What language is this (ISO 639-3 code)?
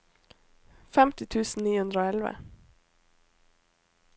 nor